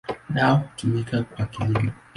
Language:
Swahili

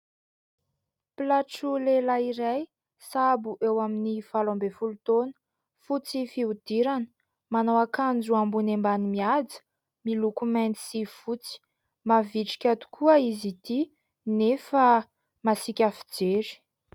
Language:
Malagasy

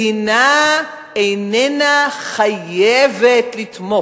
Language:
Hebrew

